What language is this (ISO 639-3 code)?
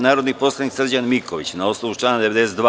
srp